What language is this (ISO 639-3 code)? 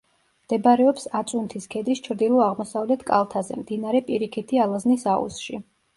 kat